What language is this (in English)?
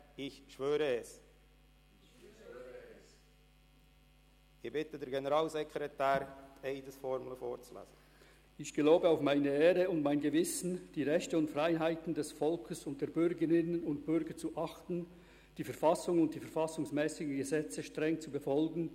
Swiss German